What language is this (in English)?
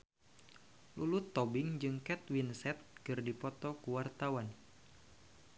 Sundanese